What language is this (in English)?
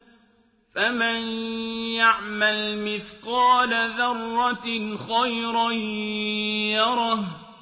Arabic